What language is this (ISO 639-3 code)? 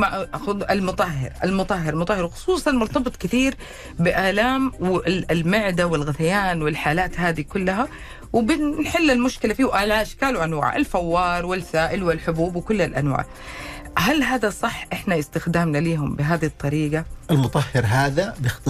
ara